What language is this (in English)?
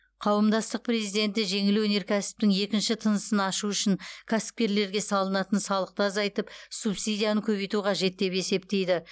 Kazakh